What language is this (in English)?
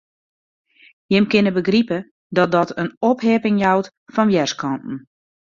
Western Frisian